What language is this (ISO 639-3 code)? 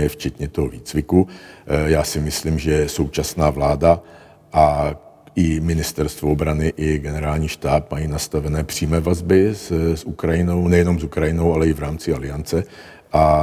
ces